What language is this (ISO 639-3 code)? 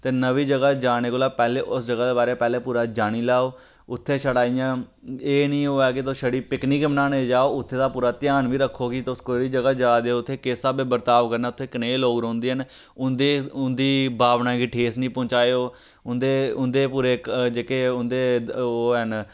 doi